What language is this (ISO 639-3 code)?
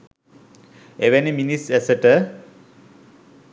sin